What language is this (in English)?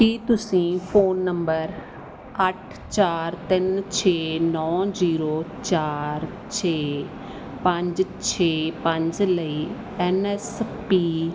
Punjabi